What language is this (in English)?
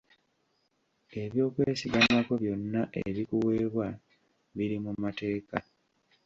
Ganda